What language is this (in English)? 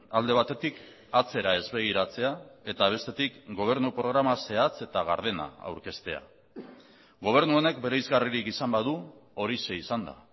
Basque